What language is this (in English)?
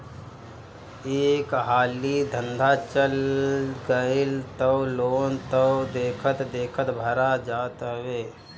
Bhojpuri